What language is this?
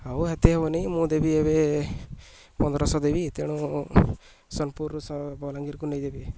Odia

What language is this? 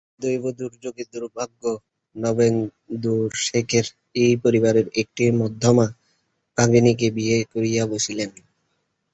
Bangla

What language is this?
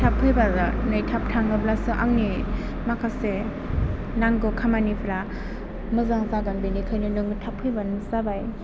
Bodo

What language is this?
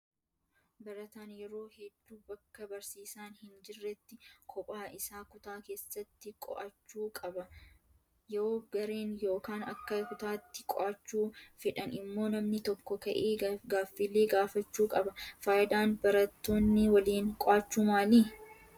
Oromo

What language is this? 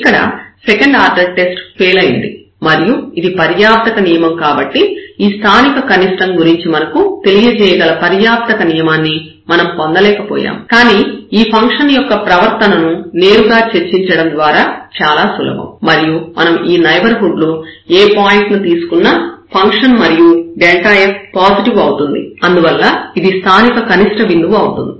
Telugu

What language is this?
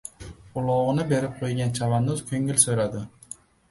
Uzbek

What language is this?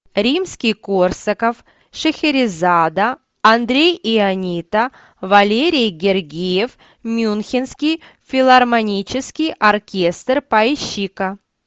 Russian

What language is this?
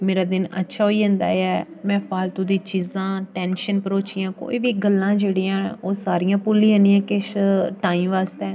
Dogri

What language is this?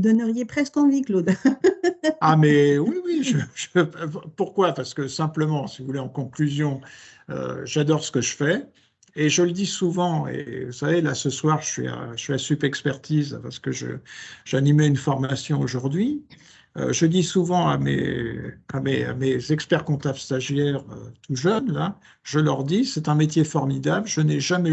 French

